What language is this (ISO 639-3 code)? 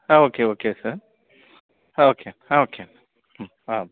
tel